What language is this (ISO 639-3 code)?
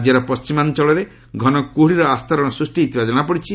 ori